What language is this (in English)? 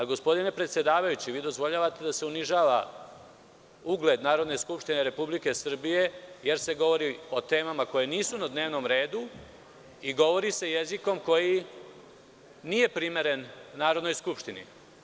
Serbian